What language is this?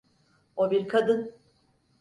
Turkish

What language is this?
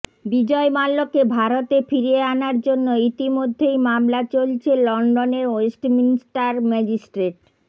Bangla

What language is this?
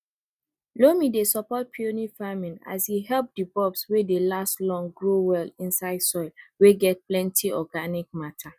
Nigerian Pidgin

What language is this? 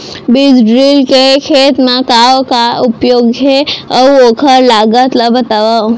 Chhattisgarhi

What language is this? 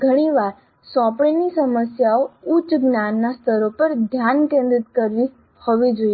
Gujarati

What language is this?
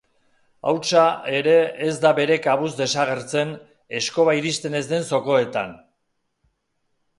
Basque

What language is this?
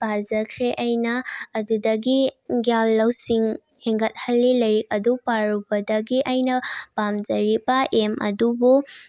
Manipuri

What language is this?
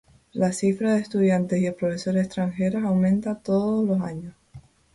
Spanish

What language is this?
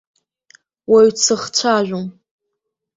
Abkhazian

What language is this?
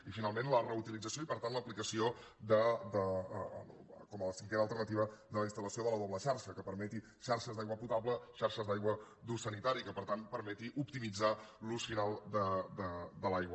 Catalan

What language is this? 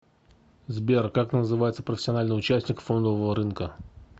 Russian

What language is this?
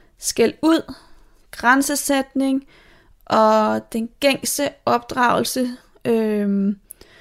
Danish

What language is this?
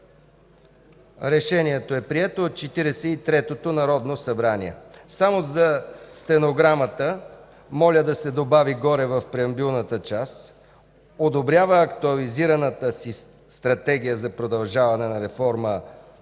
Bulgarian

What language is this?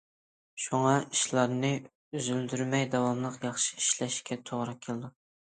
Uyghur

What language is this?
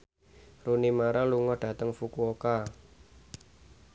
Javanese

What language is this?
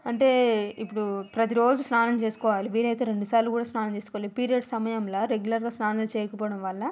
Telugu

